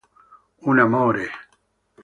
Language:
Italian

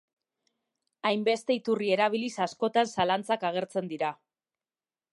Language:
Basque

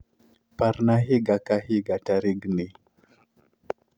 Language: Luo (Kenya and Tanzania)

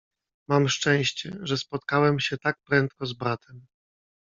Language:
Polish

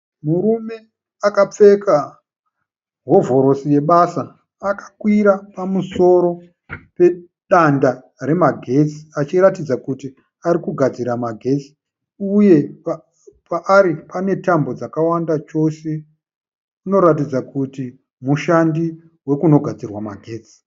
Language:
Shona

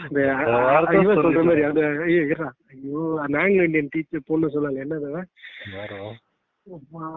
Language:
Tamil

